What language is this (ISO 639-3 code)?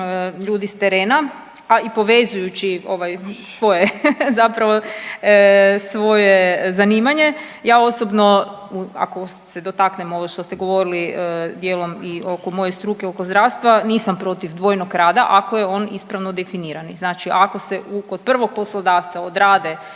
hrv